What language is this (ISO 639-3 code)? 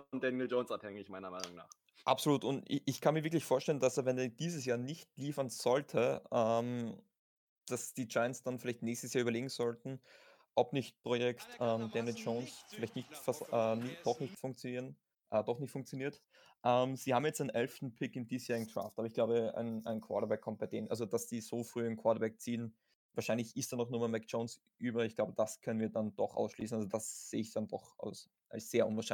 deu